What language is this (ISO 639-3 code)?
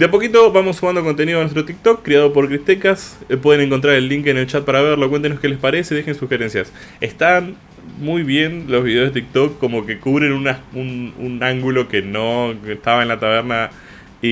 spa